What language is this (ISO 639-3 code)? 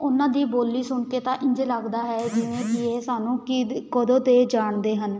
pan